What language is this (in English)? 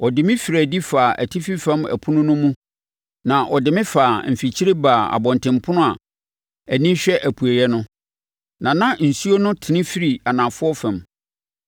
Akan